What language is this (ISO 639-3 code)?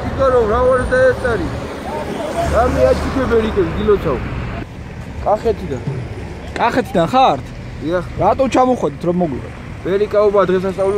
ron